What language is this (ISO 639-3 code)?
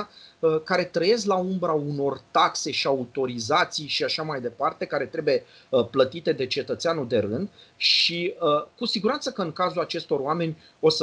ron